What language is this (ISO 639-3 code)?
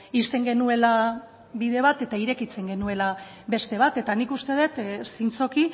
eus